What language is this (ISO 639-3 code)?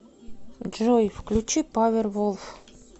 rus